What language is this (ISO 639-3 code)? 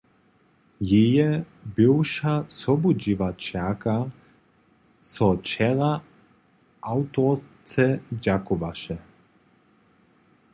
hsb